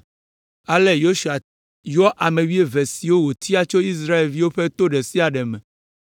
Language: Ewe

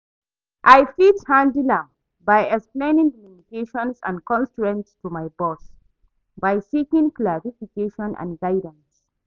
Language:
Nigerian Pidgin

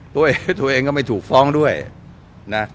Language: Thai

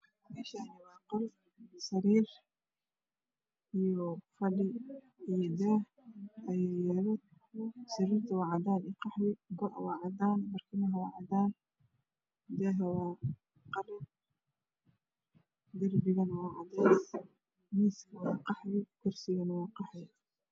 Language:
Somali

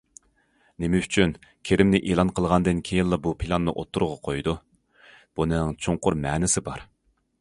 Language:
Uyghur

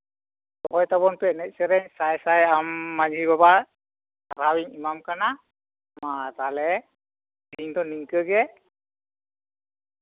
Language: Santali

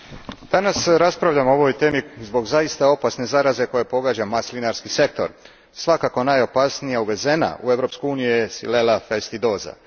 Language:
Croatian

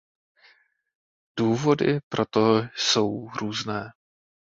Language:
Czech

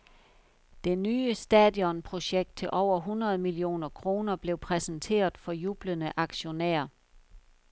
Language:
Danish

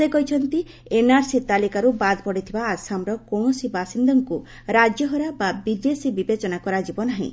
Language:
Odia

